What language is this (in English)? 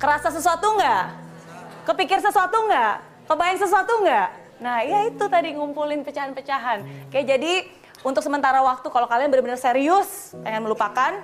Indonesian